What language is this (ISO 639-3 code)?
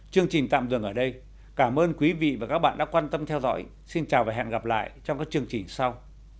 vie